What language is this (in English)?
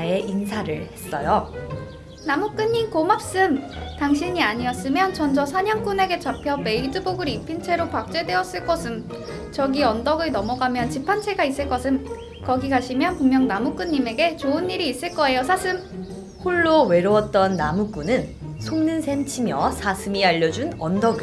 Korean